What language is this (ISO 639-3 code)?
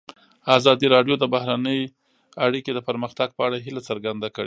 pus